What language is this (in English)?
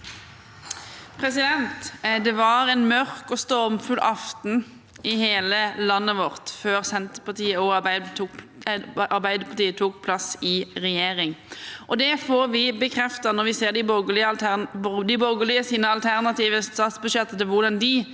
Norwegian